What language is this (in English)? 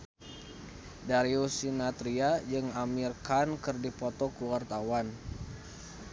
Sundanese